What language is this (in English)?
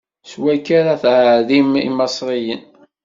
Kabyle